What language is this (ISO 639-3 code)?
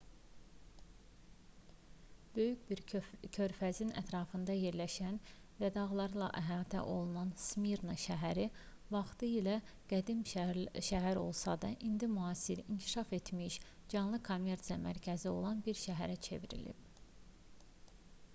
aze